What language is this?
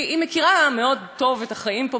Hebrew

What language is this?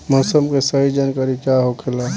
Bhojpuri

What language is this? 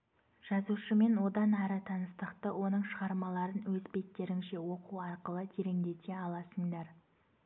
Kazakh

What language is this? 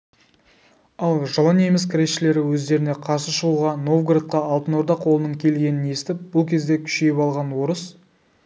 Kazakh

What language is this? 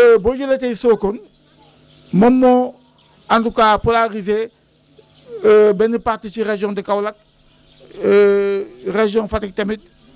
Wolof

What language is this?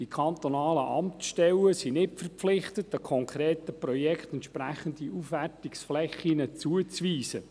Swiss German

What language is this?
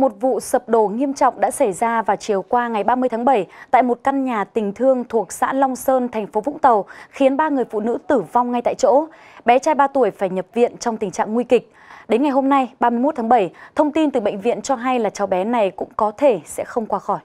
Vietnamese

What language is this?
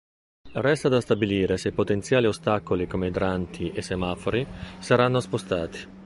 Italian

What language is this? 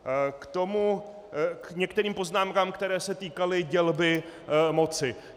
Czech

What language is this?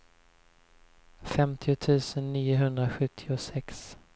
Swedish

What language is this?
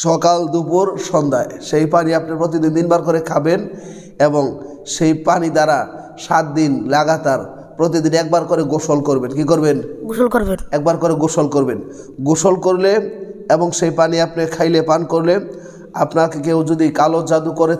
Arabic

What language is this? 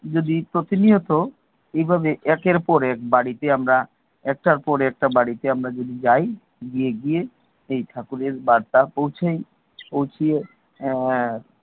Bangla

